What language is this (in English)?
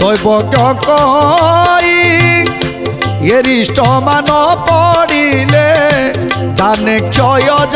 Romanian